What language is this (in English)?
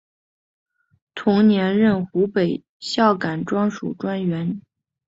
Chinese